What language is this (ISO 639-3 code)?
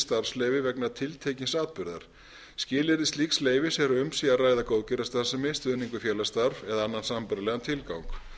isl